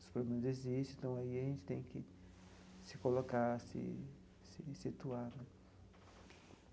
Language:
Portuguese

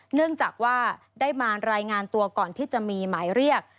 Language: Thai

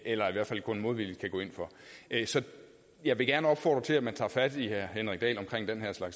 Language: Danish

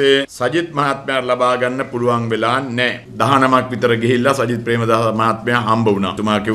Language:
French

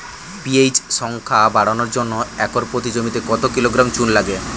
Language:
Bangla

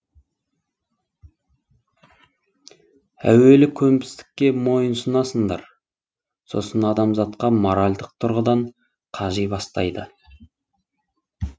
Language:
Kazakh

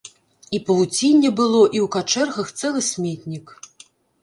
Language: Belarusian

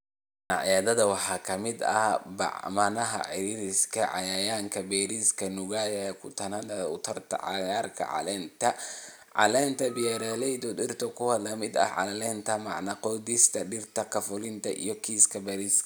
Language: Somali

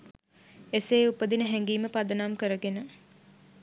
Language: Sinhala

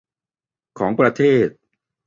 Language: Thai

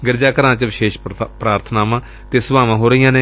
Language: Punjabi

